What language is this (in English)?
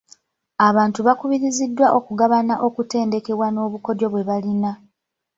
Ganda